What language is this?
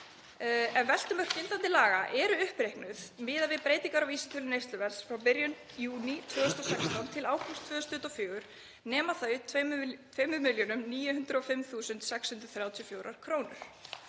Icelandic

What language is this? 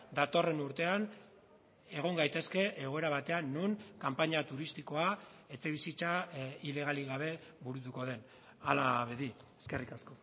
Basque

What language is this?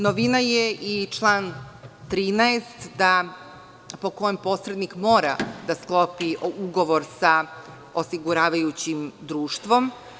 Serbian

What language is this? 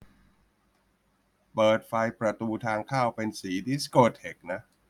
Thai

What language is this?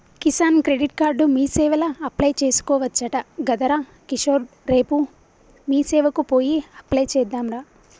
Telugu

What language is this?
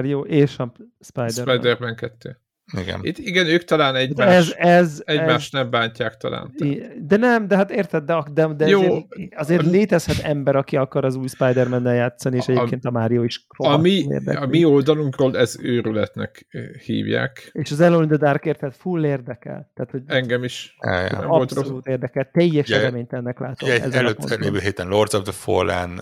Hungarian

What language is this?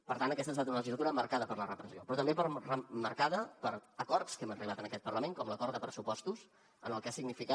Catalan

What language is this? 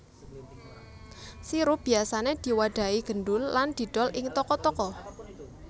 Javanese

